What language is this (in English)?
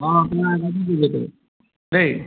Assamese